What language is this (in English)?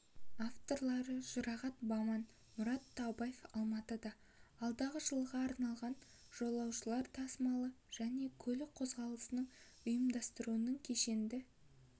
Kazakh